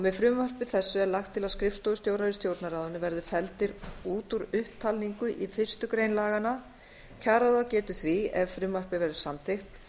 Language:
Icelandic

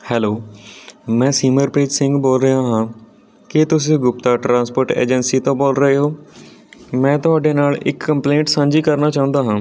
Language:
Punjabi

